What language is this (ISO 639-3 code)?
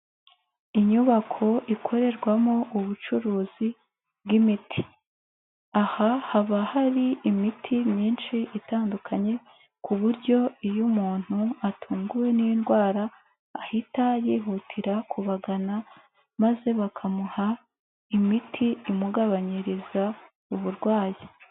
kin